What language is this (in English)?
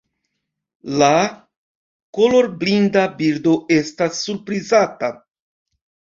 Esperanto